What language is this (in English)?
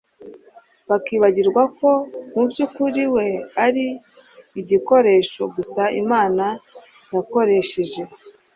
Kinyarwanda